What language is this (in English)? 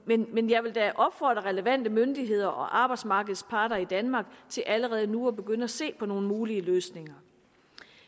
Danish